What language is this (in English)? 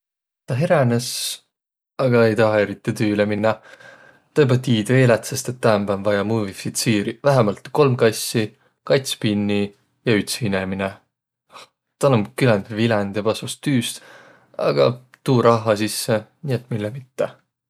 Võro